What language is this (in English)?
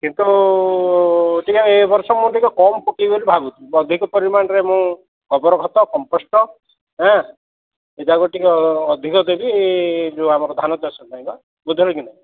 Odia